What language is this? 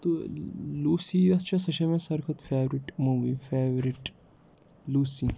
Kashmiri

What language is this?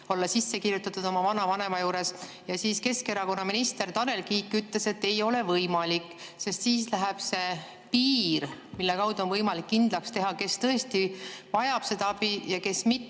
Estonian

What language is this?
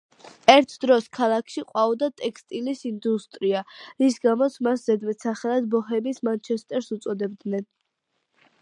Georgian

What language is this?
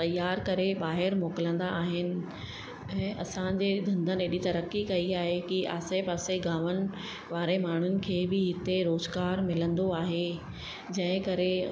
Sindhi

